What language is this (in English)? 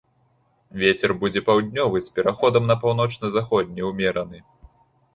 Belarusian